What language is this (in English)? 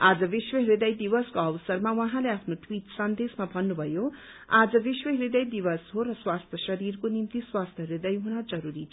Nepali